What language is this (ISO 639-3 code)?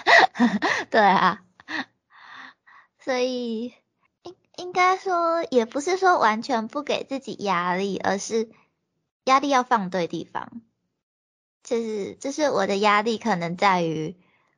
zho